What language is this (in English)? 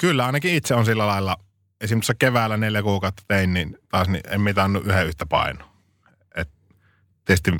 Finnish